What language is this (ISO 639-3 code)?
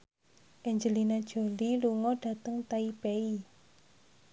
jav